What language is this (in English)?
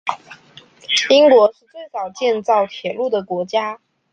Chinese